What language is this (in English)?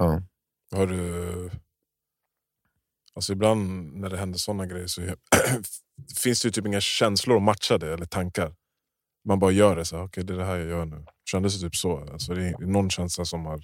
Swedish